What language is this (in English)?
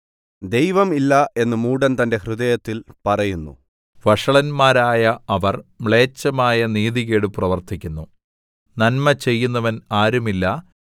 Malayalam